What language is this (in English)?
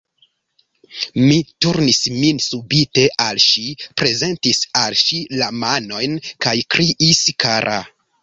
Esperanto